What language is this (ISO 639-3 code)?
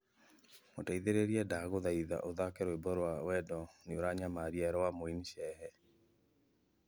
kik